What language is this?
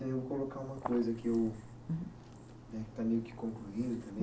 Portuguese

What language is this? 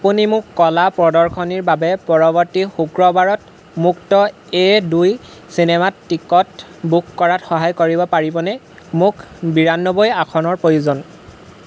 Assamese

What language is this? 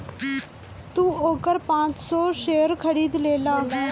Bhojpuri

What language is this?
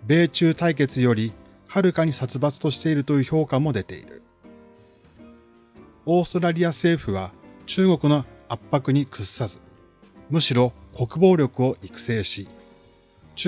Japanese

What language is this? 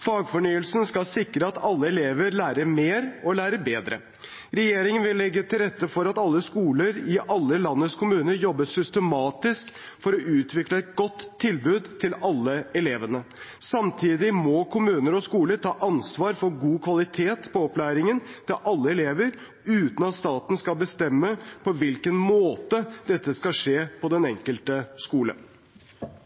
Norwegian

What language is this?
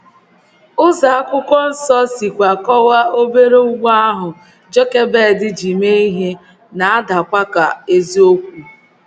Igbo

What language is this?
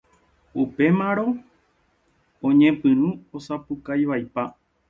Guarani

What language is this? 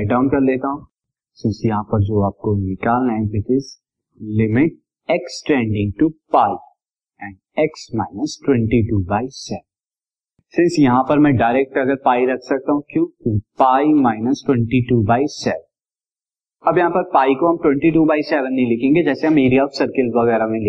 Hindi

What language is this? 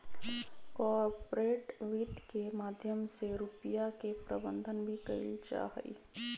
Magahi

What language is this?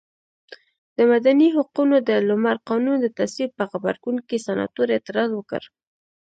Pashto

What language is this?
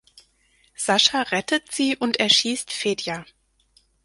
German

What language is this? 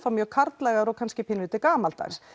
Icelandic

